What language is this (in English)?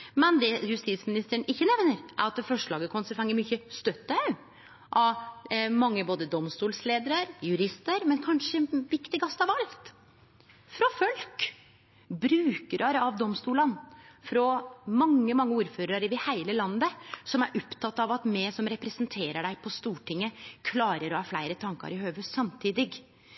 Norwegian Nynorsk